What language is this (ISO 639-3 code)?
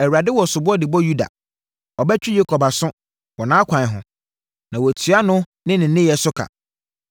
aka